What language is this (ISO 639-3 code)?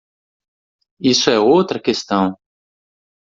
por